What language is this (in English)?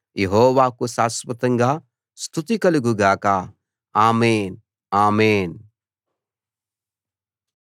Telugu